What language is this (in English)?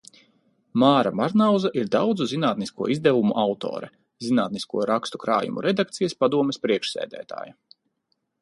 Latvian